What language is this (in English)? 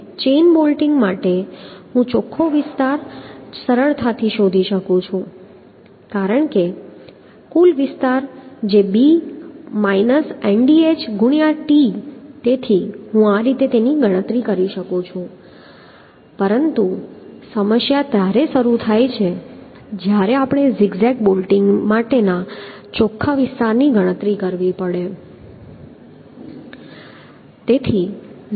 Gujarati